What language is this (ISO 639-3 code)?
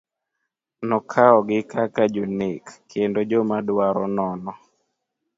luo